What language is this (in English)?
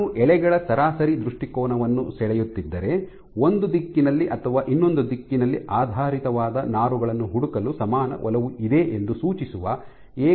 Kannada